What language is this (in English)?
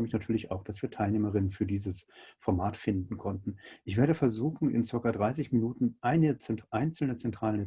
German